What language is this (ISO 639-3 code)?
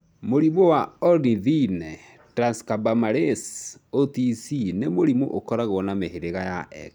kik